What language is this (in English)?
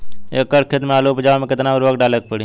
Bhojpuri